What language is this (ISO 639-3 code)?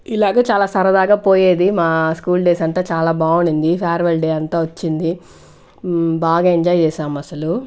tel